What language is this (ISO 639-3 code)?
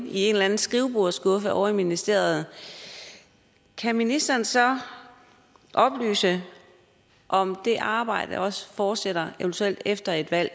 dan